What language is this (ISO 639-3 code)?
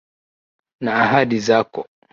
swa